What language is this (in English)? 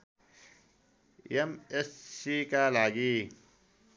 Nepali